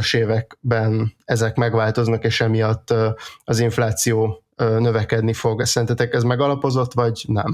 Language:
Hungarian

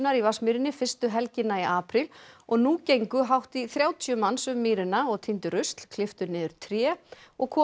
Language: Icelandic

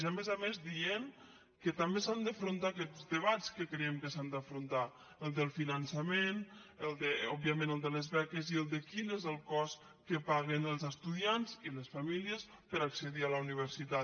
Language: Catalan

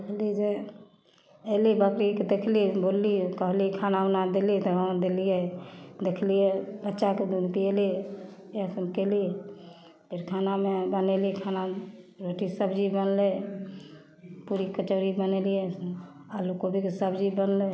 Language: Maithili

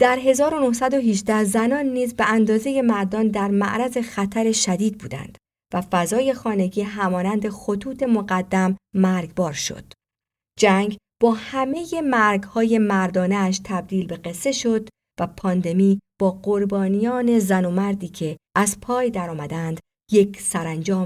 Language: Persian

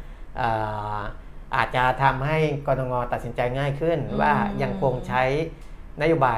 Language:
Thai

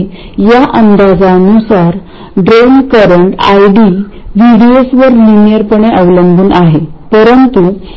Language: Marathi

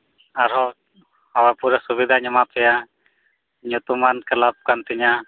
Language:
Santali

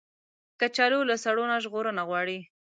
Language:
Pashto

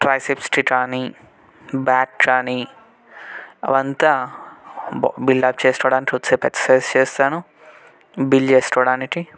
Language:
Telugu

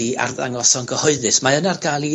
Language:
Welsh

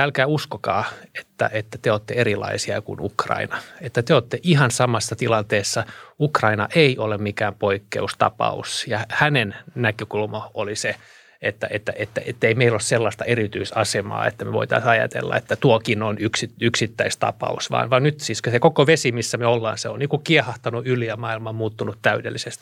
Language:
Finnish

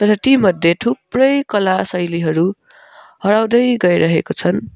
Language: Nepali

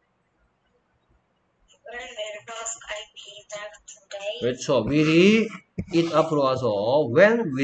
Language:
Korean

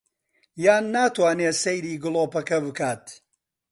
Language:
Central Kurdish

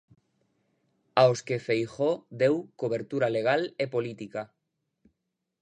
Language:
Galician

